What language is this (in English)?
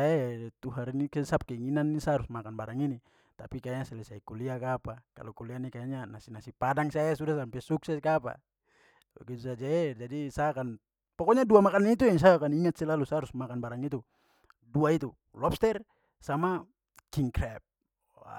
Papuan Malay